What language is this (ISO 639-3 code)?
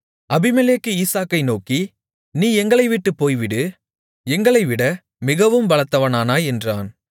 tam